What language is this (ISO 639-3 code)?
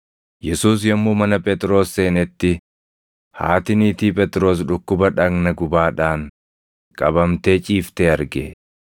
orm